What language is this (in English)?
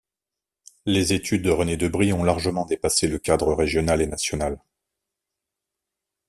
French